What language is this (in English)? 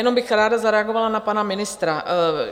Czech